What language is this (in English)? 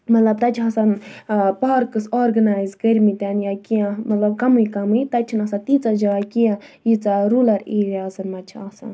Kashmiri